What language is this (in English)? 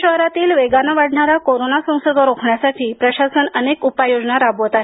Marathi